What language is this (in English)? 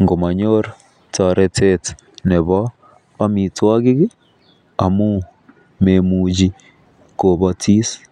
Kalenjin